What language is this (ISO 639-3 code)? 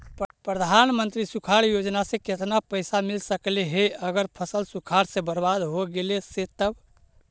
mag